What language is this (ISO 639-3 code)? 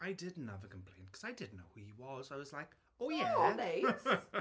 cym